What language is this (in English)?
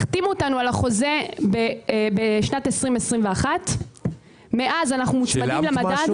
Hebrew